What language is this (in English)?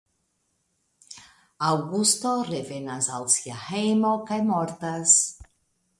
Esperanto